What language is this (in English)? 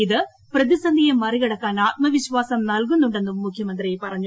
Malayalam